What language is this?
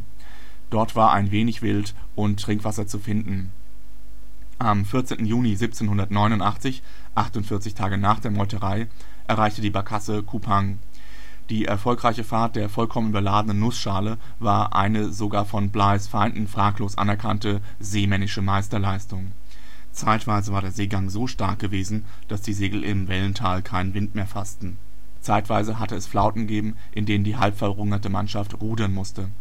German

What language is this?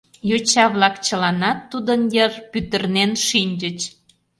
Mari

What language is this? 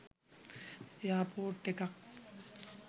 Sinhala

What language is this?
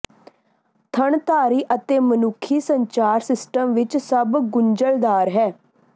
Punjabi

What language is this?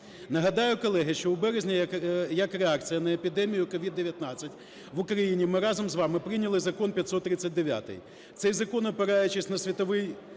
Ukrainian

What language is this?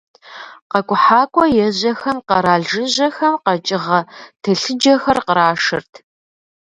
Kabardian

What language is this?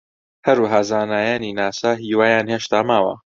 Central Kurdish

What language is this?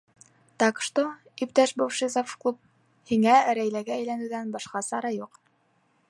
Bashkir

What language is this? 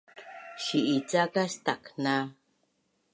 Bunun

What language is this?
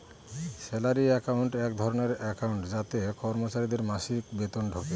Bangla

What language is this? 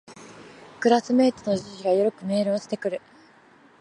Japanese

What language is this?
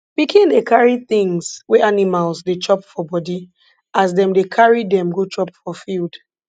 Nigerian Pidgin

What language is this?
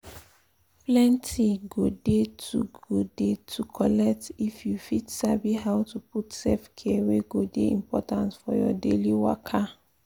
Nigerian Pidgin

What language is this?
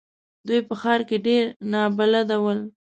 Pashto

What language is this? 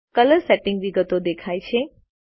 Gujarati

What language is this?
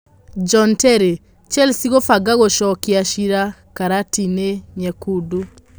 Kikuyu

